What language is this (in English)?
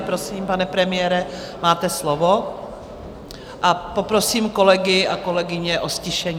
Czech